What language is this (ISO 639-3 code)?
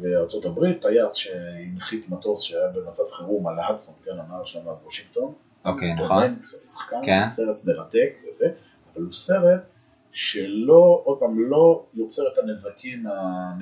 heb